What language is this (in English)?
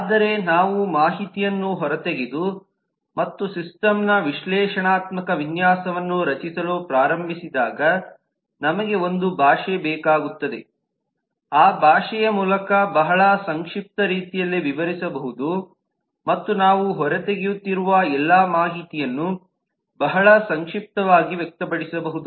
Kannada